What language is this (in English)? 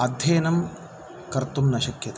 Sanskrit